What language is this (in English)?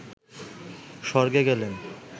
Bangla